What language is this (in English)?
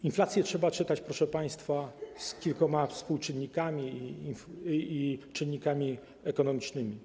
Polish